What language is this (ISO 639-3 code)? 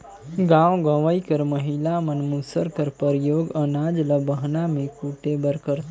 hne